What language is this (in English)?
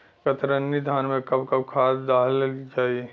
Bhojpuri